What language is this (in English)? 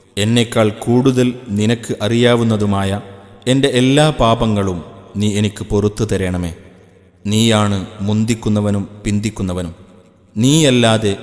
Italian